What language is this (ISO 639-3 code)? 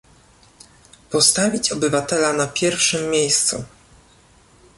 pol